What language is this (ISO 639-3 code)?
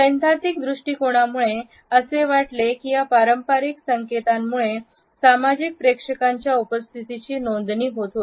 mar